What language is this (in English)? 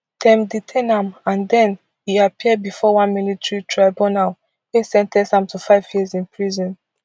Nigerian Pidgin